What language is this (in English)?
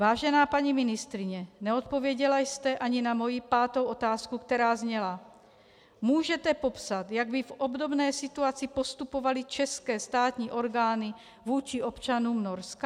Czech